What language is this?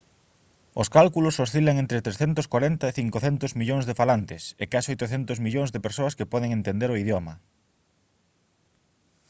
Galician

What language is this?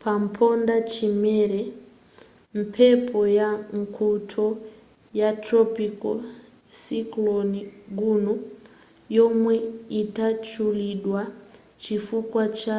Nyanja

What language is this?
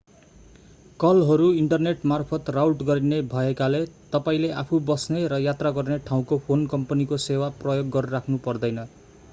Nepali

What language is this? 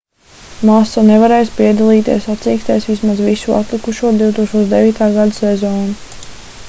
Latvian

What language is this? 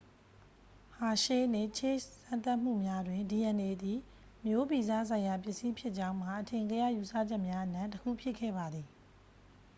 Burmese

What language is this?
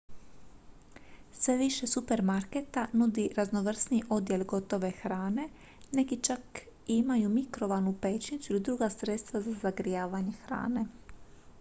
Croatian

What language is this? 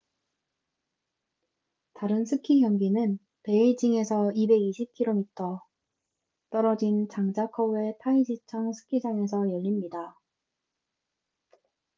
Korean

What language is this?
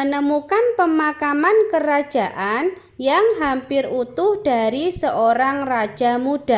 Indonesian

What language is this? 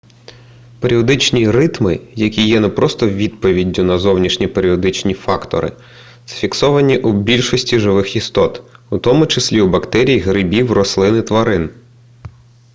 Ukrainian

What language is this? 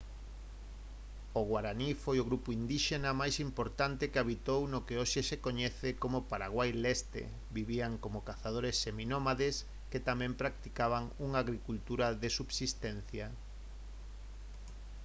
Galician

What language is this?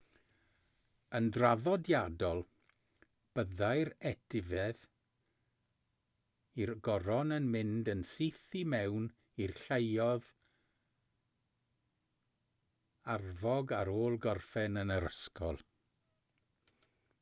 Welsh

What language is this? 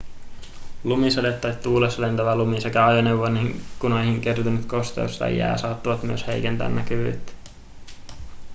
Finnish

